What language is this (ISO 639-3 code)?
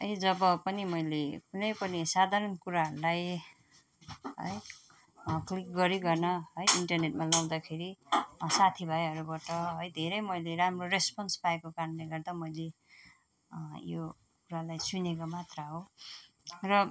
nep